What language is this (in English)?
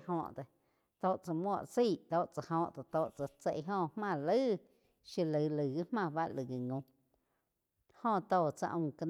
Quiotepec Chinantec